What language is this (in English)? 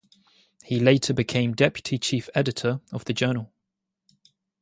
English